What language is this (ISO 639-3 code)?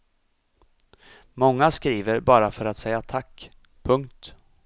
swe